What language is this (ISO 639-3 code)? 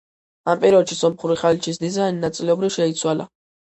kat